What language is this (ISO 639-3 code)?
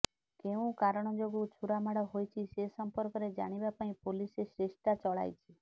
ori